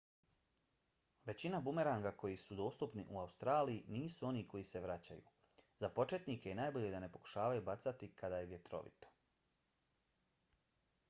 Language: Bosnian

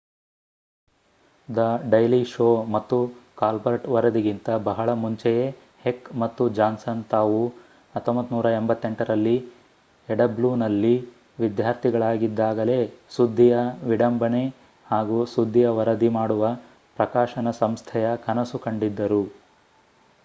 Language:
Kannada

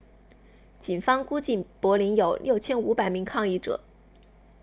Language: Chinese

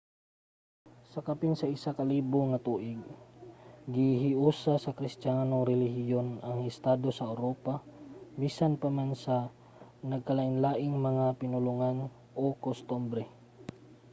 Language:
Cebuano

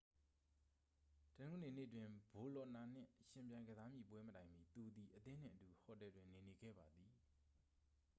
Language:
Burmese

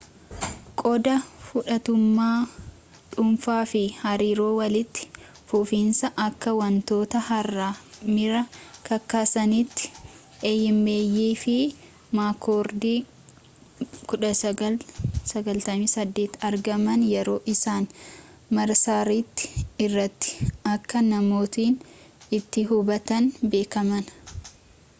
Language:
Oromo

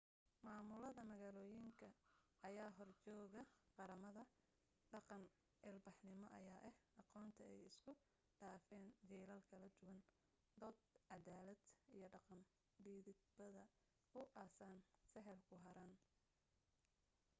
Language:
Somali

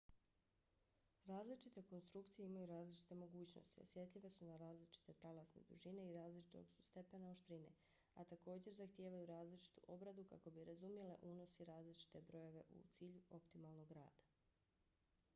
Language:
Bosnian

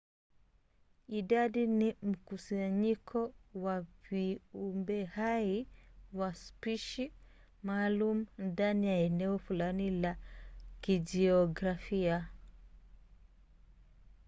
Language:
Swahili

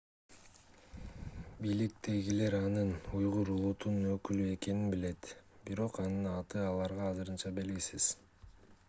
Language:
Kyrgyz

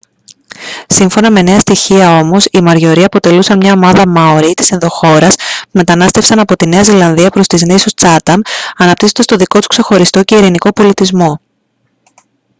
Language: Greek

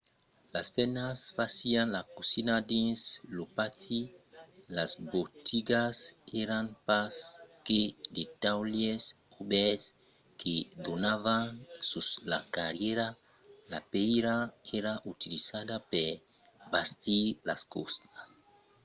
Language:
Occitan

